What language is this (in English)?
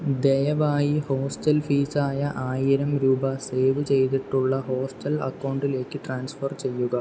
Malayalam